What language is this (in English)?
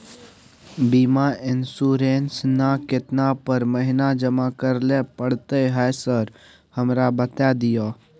Maithili